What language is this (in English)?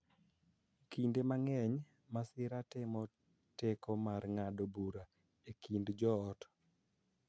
Luo (Kenya and Tanzania)